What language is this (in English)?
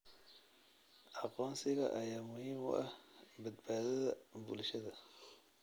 Somali